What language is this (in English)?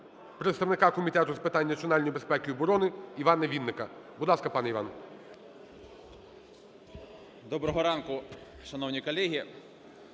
Ukrainian